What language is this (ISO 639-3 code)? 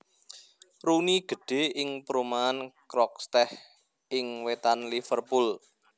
jav